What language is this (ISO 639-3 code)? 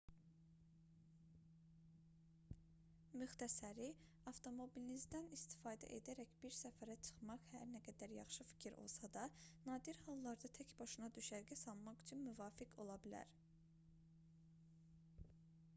aze